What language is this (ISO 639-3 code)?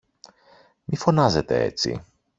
ell